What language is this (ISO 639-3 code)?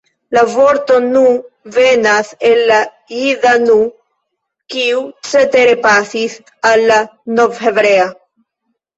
epo